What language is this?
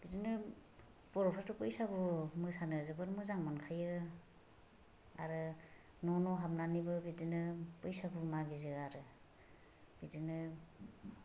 Bodo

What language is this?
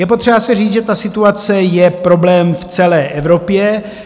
Czech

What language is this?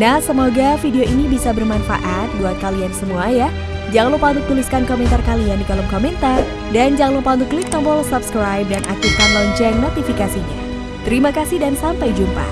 Indonesian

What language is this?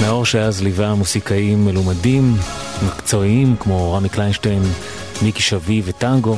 Hebrew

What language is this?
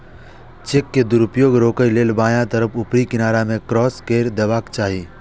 Maithili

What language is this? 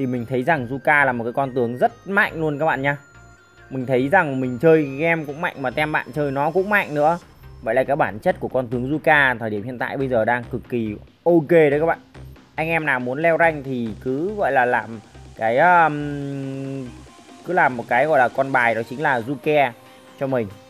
Vietnamese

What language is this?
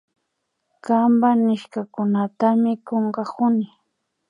Imbabura Highland Quichua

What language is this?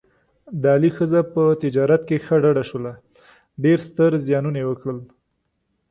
Pashto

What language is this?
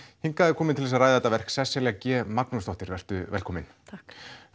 Icelandic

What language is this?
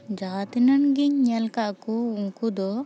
Santali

